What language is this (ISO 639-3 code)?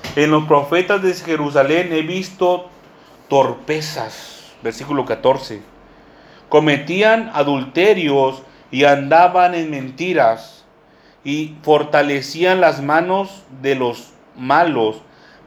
spa